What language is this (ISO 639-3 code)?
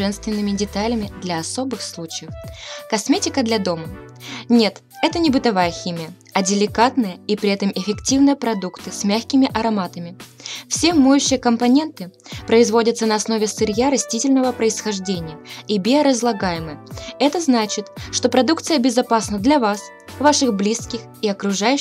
rus